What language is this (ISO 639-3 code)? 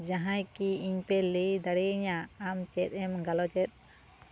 sat